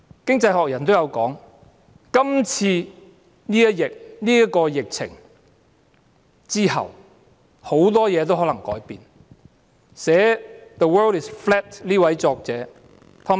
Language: Cantonese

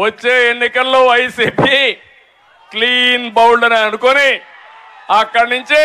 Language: Telugu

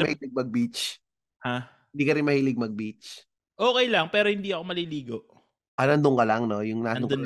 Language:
Filipino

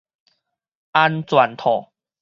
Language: Min Nan Chinese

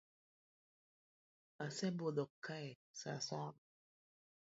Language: Luo (Kenya and Tanzania)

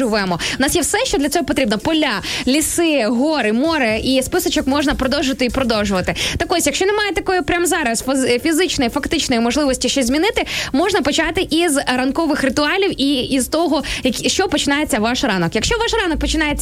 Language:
Ukrainian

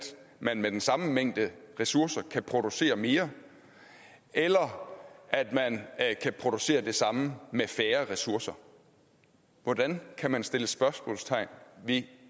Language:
Danish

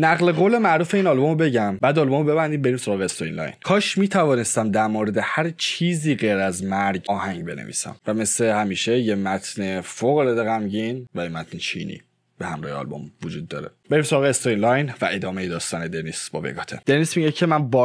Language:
Persian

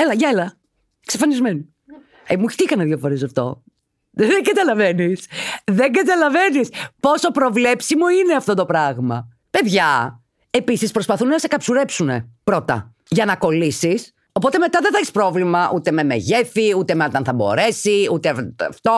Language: Greek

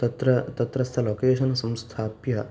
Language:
Sanskrit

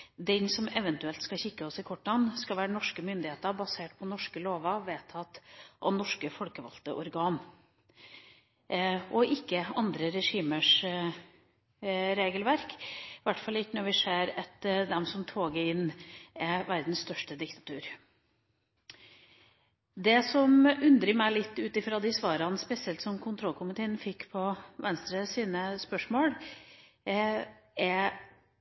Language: Norwegian Bokmål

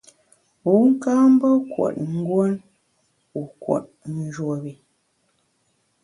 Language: Bamun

